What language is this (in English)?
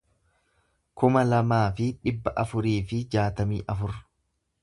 Oromo